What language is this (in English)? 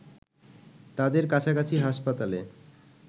Bangla